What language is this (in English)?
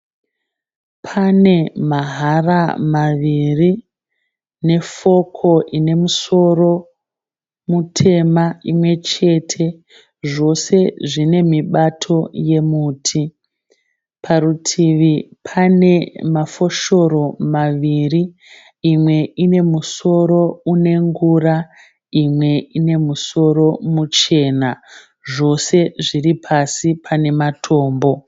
Shona